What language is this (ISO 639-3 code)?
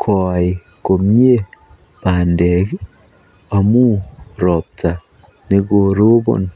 kln